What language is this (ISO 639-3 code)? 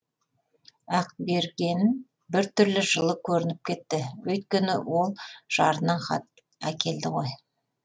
kaz